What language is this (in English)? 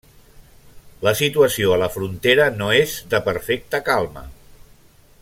Catalan